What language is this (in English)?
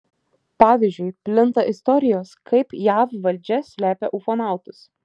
Lithuanian